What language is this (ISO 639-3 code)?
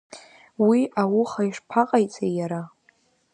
abk